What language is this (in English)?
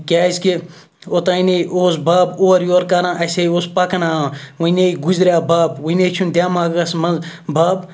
Kashmiri